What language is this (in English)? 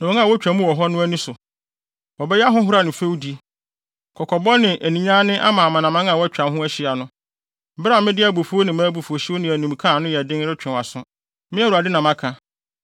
Akan